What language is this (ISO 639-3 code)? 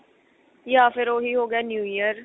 pan